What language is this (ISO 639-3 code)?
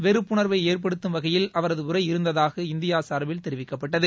tam